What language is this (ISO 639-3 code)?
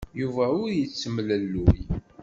kab